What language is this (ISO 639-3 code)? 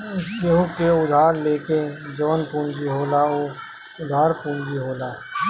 bho